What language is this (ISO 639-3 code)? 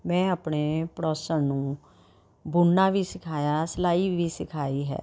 pan